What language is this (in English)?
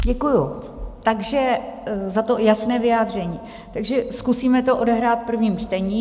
Czech